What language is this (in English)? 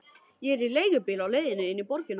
Icelandic